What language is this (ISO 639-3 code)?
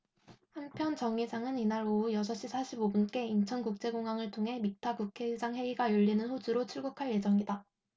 kor